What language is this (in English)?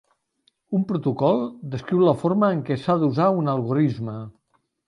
Catalan